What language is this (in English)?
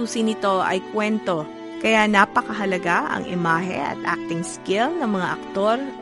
Filipino